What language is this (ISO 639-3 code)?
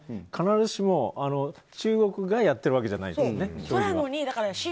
jpn